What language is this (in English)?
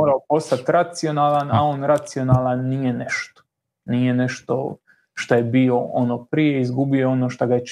Croatian